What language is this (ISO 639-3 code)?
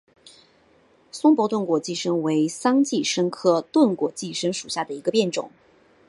zho